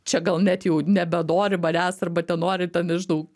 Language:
Lithuanian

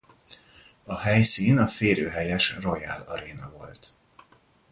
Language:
Hungarian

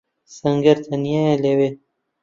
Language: Central Kurdish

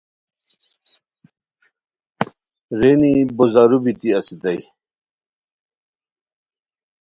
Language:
Khowar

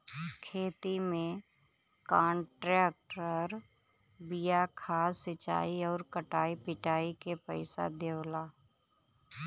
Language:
Bhojpuri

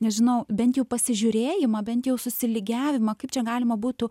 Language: Lithuanian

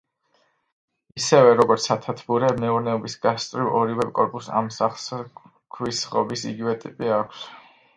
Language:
Georgian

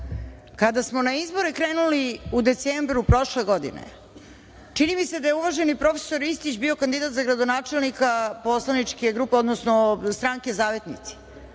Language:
Serbian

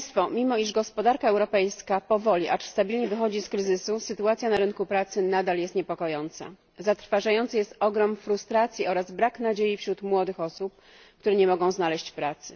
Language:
Polish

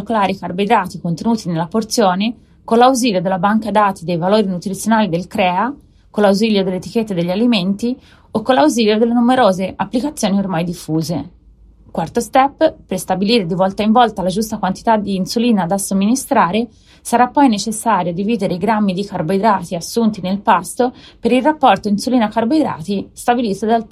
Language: Italian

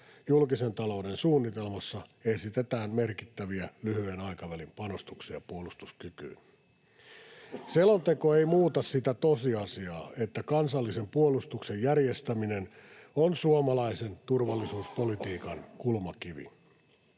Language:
Finnish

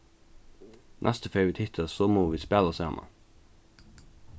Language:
Faroese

